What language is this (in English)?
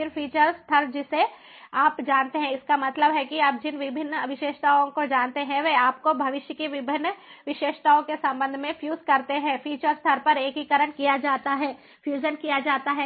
Hindi